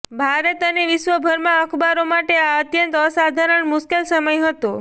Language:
Gujarati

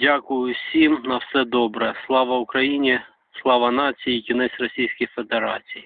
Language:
Ukrainian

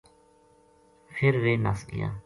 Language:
Gujari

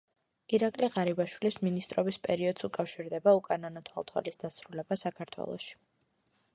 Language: Georgian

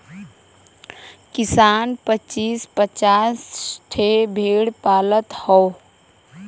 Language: Bhojpuri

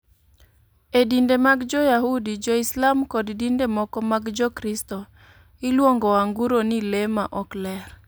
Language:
Luo (Kenya and Tanzania)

